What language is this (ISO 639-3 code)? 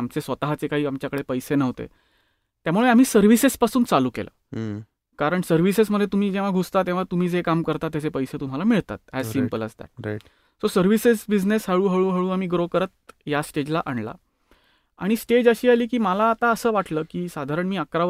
mar